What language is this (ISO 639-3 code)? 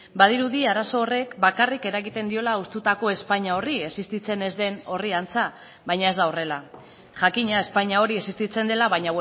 eus